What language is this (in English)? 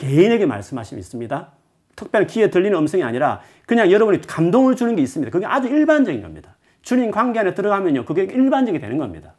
Korean